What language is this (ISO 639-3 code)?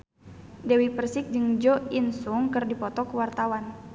sun